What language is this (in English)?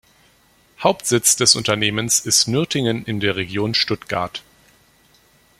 German